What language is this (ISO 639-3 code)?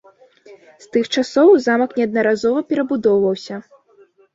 bel